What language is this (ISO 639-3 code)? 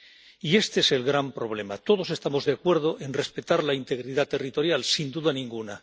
spa